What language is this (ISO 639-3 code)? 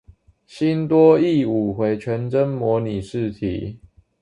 zho